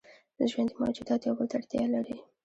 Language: Pashto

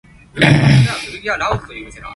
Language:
Cantonese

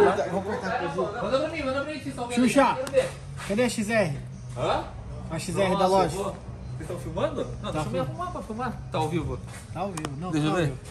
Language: Portuguese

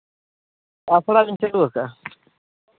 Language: Santali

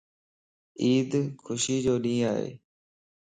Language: Lasi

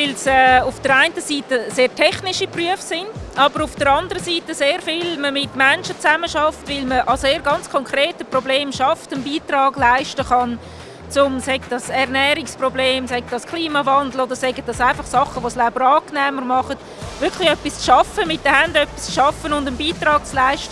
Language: German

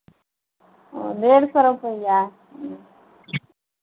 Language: Maithili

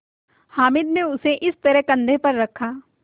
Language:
Hindi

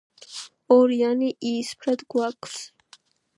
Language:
Georgian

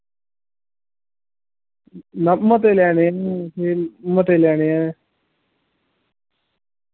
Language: Dogri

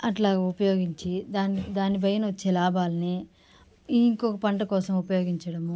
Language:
Telugu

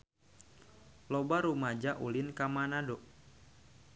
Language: Sundanese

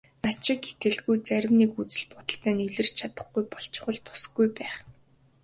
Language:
Mongolian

